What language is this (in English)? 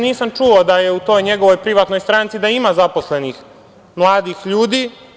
Serbian